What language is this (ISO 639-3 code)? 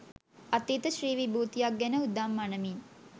sin